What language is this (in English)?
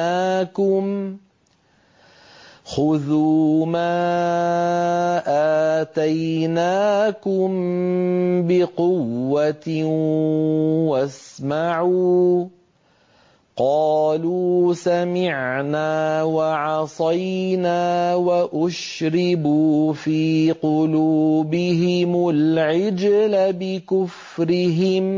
Arabic